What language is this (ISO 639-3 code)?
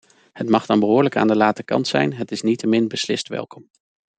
nld